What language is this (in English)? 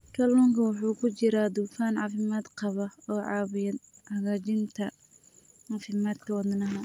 Somali